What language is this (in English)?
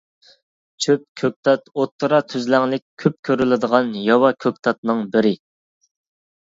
Uyghur